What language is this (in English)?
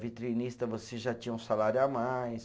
Portuguese